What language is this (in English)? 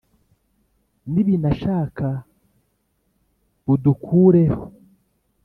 Kinyarwanda